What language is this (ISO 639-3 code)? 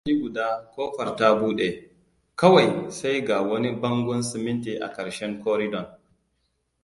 hau